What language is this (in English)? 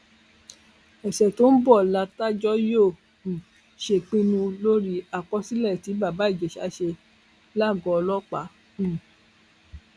Yoruba